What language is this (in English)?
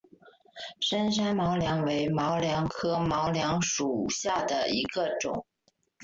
Chinese